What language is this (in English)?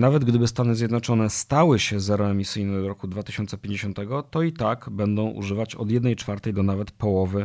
Polish